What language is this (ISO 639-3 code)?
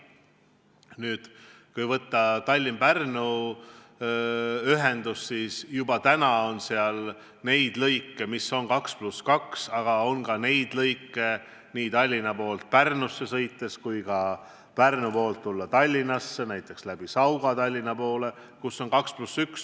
est